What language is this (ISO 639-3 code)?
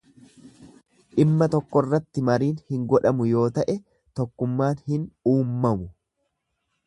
orm